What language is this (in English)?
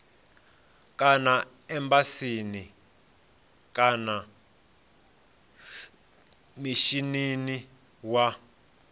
Venda